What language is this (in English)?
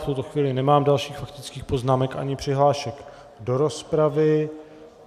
Czech